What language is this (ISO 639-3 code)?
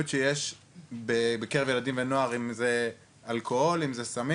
heb